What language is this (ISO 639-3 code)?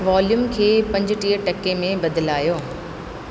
snd